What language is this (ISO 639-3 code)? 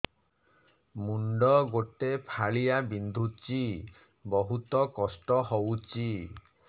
ori